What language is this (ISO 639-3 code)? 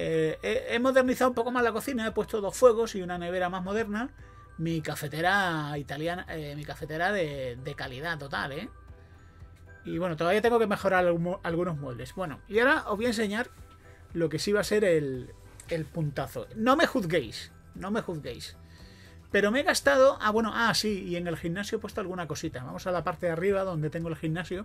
spa